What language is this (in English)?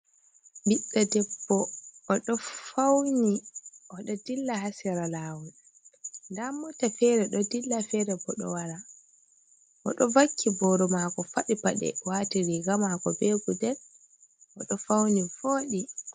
Fula